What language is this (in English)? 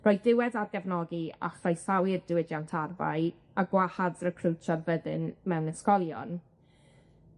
Welsh